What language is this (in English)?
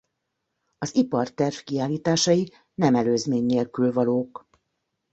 Hungarian